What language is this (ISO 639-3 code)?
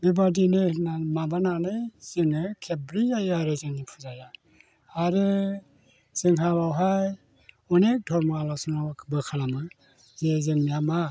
brx